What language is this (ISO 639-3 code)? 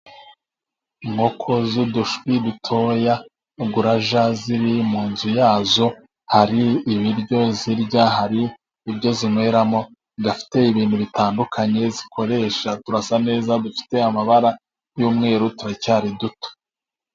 kin